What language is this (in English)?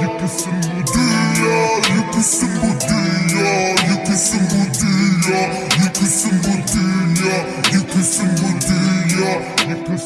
Turkish